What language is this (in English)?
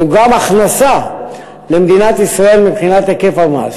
Hebrew